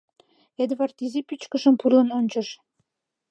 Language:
Mari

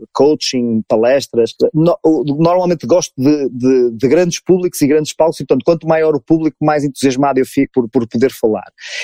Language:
Portuguese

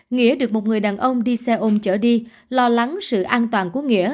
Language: Vietnamese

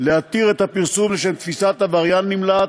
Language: Hebrew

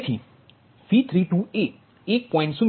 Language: Gujarati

